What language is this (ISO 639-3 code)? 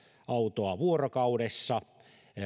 fin